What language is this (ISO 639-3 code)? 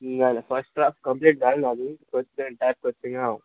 kok